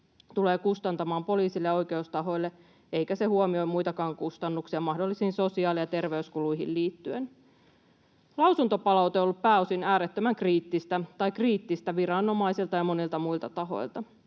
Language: Finnish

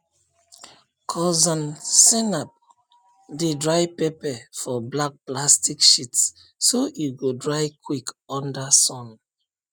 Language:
Nigerian Pidgin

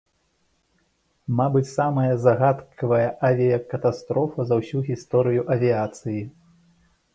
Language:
Belarusian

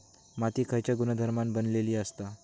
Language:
Marathi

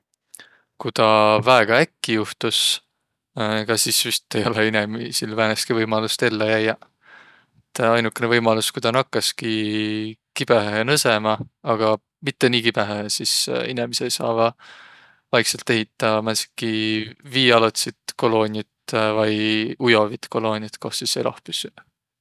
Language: Võro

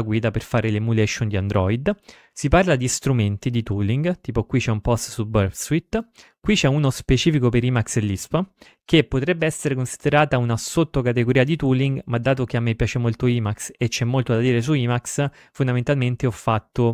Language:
Italian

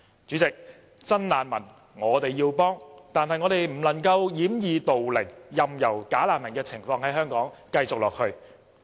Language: Cantonese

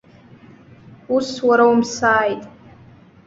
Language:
Abkhazian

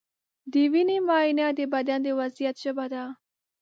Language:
Pashto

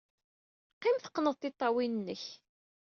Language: Kabyle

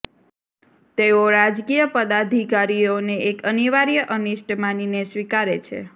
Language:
Gujarati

